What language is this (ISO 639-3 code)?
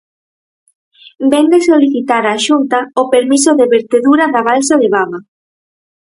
glg